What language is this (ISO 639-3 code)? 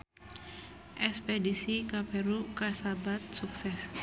sun